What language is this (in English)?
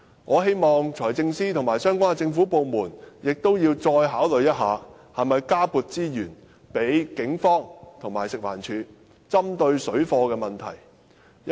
Cantonese